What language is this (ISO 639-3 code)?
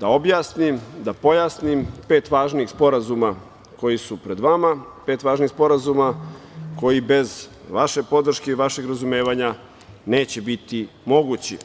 srp